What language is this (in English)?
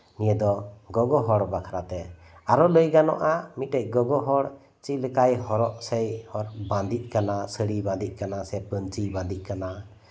Santali